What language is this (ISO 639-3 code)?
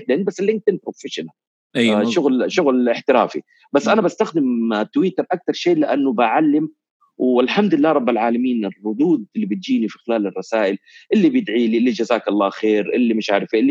ara